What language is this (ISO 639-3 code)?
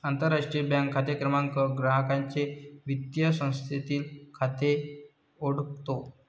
mar